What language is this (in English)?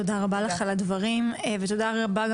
Hebrew